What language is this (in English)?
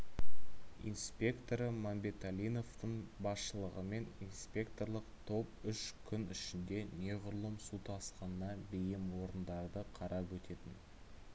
Kazakh